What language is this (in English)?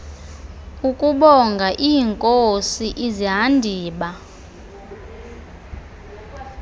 Xhosa